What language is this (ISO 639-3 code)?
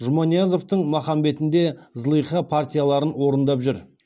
kaz